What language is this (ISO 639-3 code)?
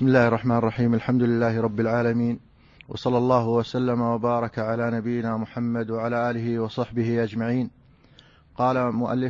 ara